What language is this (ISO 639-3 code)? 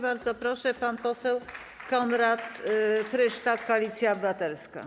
pol